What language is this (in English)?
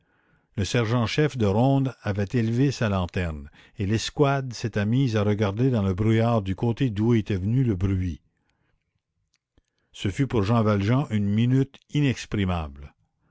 French